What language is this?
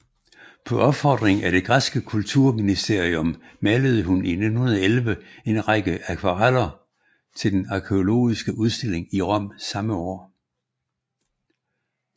Danish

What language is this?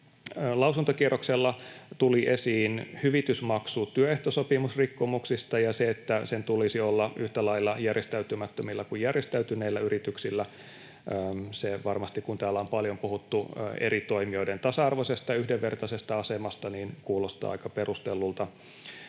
Finnish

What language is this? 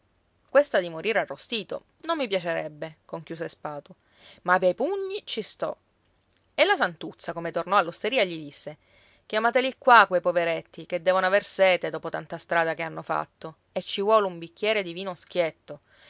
Italian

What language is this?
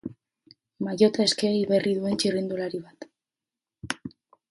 Basque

